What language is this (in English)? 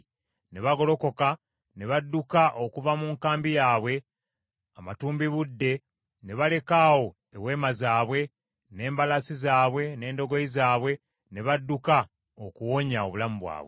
Ganda